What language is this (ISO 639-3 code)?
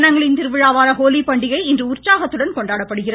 tam